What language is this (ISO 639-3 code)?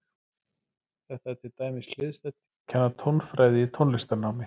isl